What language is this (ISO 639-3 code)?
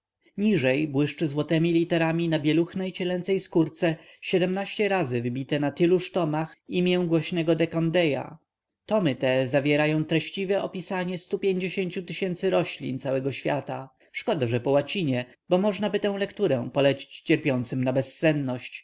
pol